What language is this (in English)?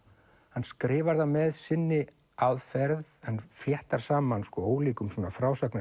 Icelandic